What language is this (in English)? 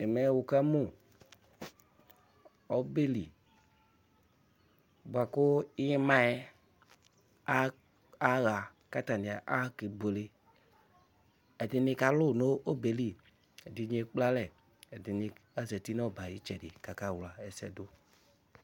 Ikposo